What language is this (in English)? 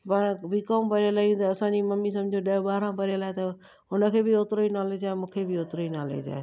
Sindhi